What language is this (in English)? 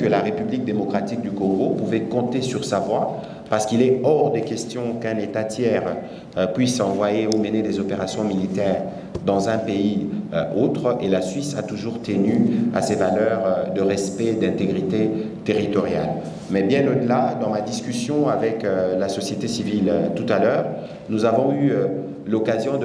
French